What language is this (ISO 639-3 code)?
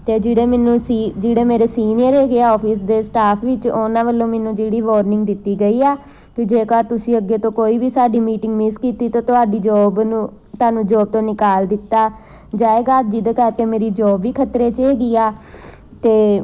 pan